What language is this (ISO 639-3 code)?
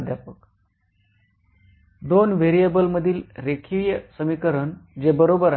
mar